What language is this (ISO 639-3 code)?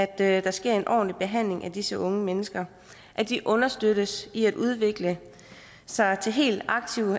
dan